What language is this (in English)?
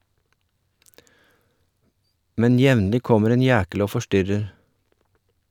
Norwegian